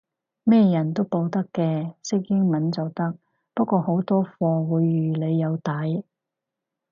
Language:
Cantonese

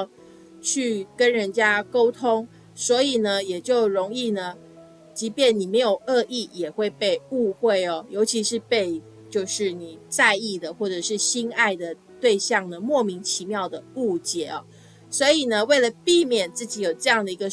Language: Chinese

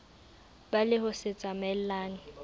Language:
Southern Sotho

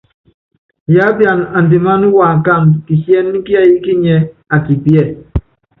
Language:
Yangben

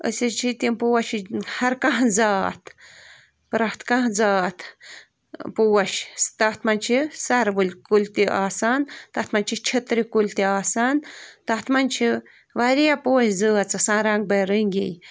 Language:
Kashmiri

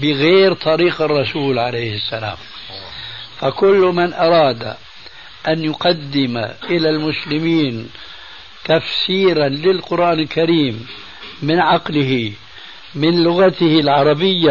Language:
Arabic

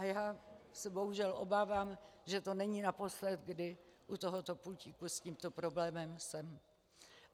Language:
Czech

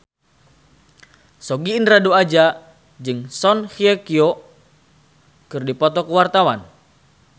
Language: Sundanese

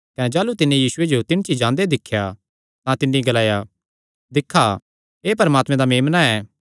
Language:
Kangri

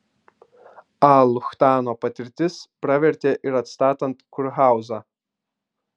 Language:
Lithuanian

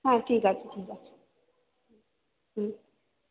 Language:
Bangla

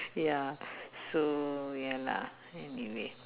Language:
English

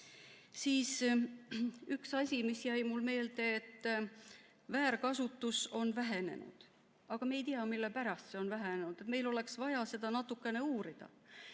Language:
Estonian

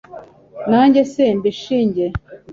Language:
Kinyarwanda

